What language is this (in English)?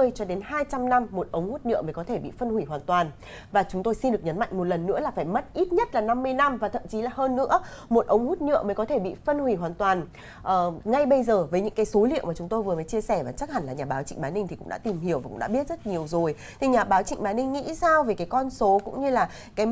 Vietnamese